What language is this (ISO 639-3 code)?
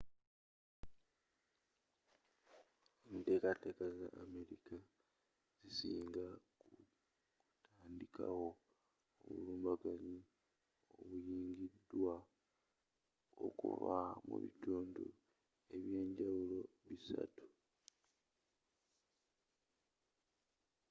lug